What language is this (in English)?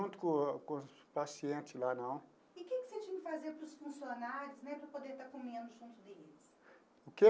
Portuguese